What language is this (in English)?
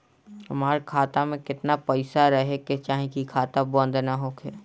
Bhojpuri